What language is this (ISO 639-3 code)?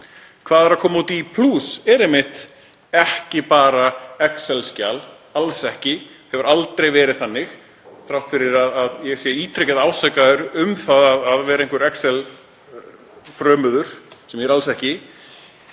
isl